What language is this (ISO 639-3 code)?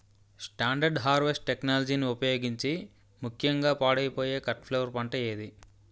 tel